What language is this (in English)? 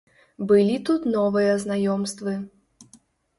Belarusian